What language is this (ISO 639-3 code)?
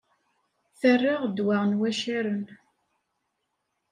kab